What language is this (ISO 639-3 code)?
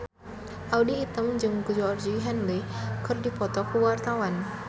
sun